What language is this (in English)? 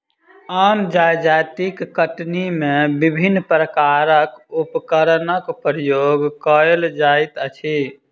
Maithili